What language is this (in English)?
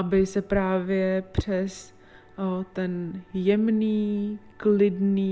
Czech